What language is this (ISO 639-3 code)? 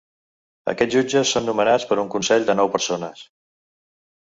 cat